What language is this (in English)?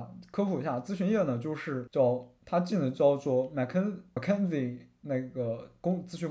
Chinese